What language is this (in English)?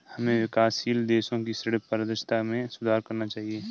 Hindi